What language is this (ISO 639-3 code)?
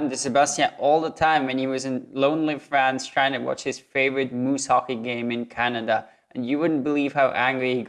eng